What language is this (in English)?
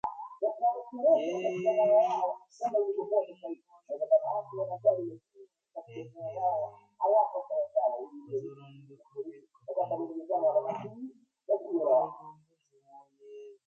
English